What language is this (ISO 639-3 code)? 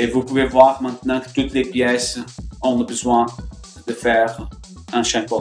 fra